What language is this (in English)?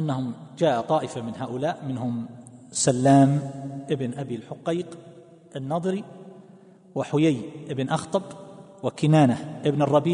Arabic